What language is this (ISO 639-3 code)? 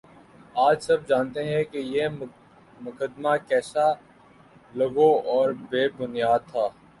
urd